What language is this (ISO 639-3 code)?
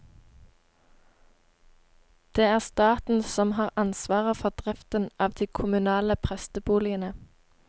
nor